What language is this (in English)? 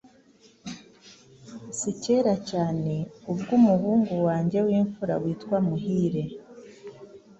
Kinyarwanda